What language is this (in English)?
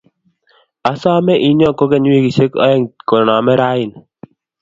Kalenjin